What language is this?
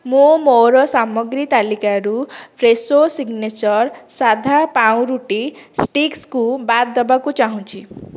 Odia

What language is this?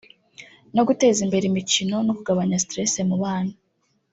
Kinyarwanda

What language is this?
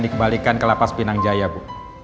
Indonesian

